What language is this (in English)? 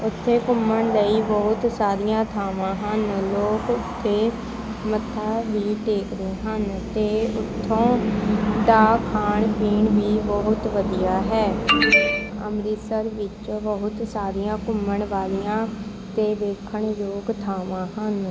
Punjabi